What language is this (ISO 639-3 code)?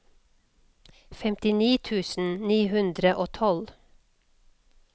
nor